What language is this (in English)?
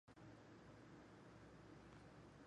Chinese